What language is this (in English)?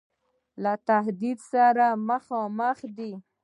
Pashto